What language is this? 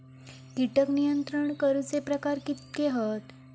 Marathi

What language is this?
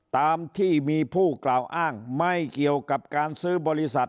Thai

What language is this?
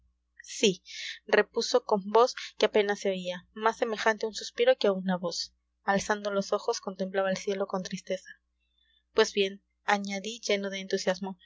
Spanish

